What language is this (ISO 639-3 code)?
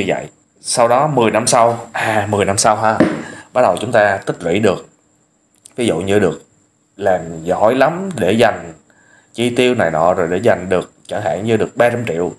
vie